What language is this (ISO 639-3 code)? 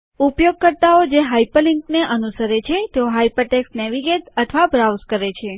guj